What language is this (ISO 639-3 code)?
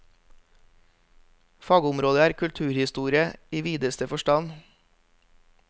nor